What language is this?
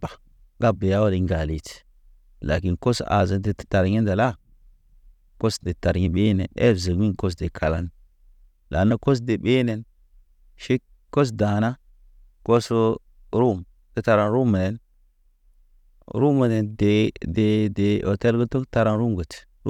Naba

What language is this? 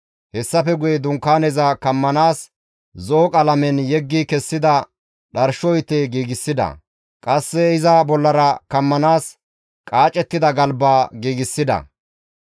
Gamo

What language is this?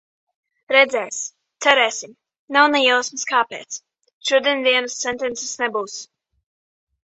Latvian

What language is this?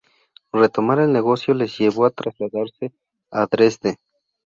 Spanish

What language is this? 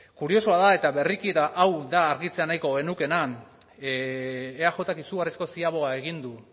Basque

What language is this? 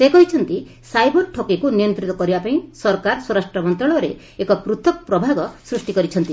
Odia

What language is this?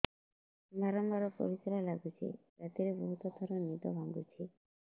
Odia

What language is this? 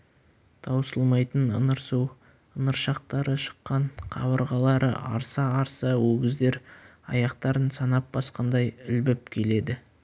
Kazakh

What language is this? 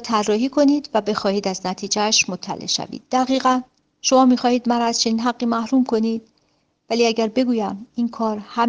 Persian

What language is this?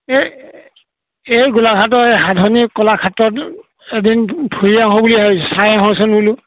Assamese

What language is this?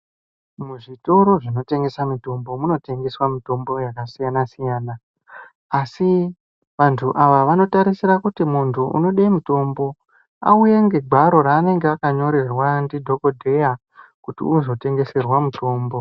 Ndau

